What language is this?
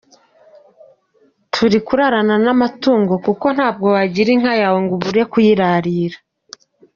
Kinyarwanda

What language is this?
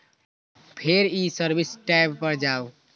Maithili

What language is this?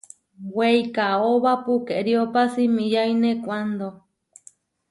Huarijio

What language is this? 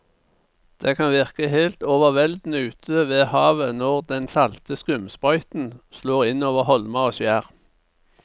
Norwegian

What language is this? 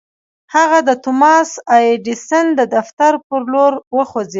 Pashto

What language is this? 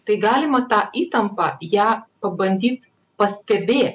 Lithuanian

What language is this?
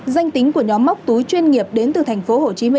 Vietnamese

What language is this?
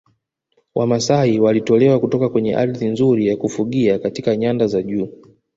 Swahili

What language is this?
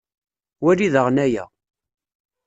Kabyle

